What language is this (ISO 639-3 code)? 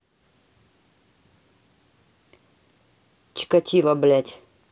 rus